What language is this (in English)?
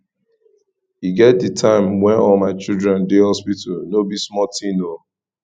Nigerian Pidgin